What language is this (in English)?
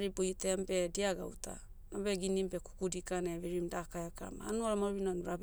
Motu